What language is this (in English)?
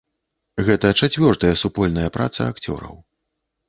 Belarusian